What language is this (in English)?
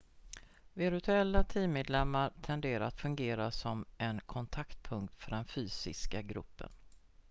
Swedish